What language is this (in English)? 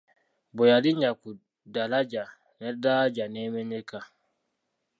Ganda